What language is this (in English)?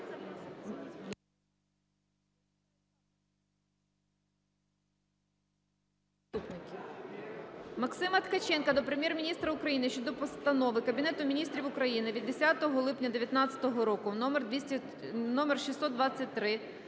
Ukrainian